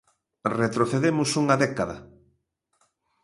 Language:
Galician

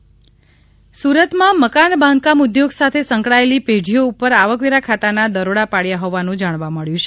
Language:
Gujarati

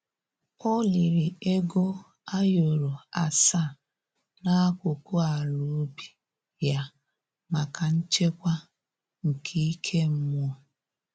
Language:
Igbo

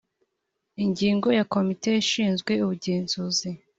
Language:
Kinyarwanda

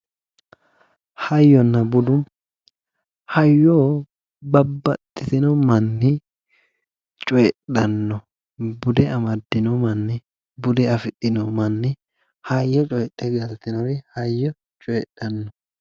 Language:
Sidamo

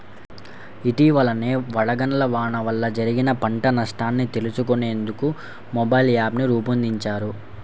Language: Telugu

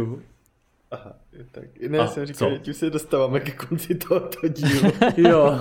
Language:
Czech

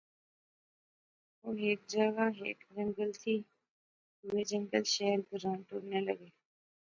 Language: Pahari-Potwari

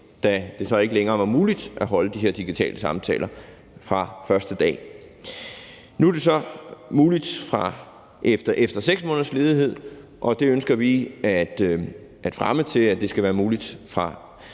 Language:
Danish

